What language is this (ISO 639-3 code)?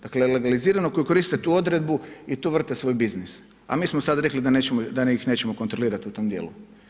hrv